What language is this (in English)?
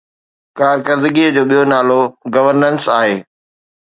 Sindhi